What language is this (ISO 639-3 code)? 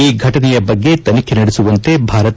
kan